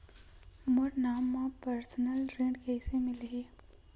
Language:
Chhattisgarhi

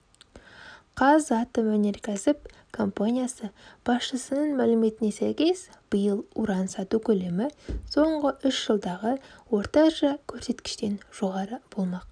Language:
Kazakh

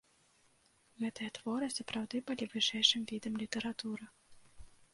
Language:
Belarusian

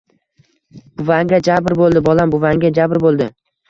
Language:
Uzbek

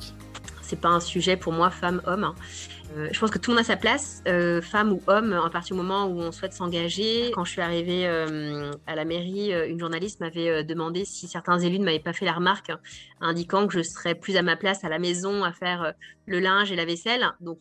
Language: French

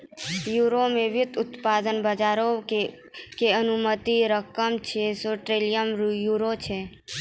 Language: Maithili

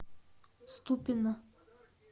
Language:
Russian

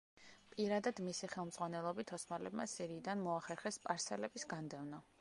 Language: Georgian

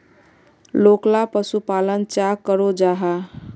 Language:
Magahi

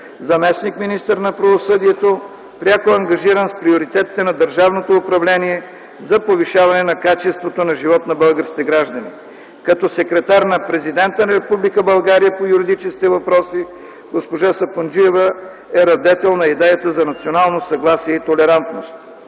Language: Bulgarian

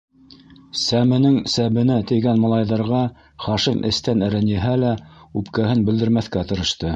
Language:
Bashkir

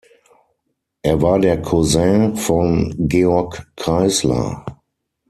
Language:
German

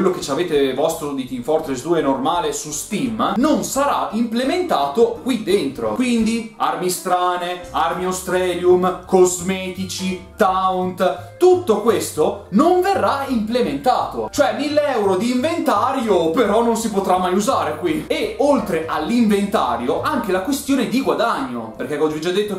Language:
Italian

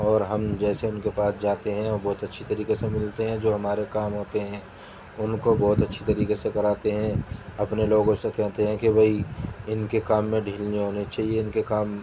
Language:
Urdu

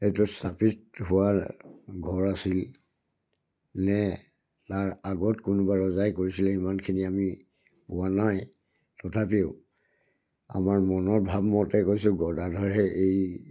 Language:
Assamese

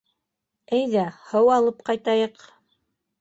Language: Bashkir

